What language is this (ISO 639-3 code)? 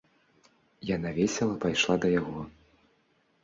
bel